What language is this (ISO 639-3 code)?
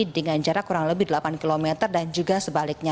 ind